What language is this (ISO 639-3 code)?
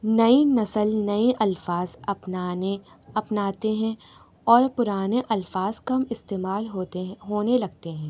urd